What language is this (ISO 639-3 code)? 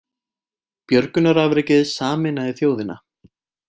isl